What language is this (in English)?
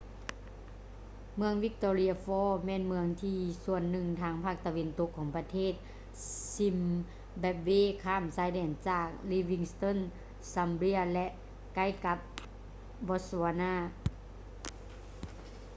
Lao